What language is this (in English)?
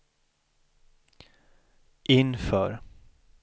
Swedish